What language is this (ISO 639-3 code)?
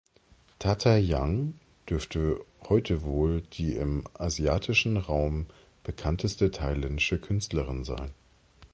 deu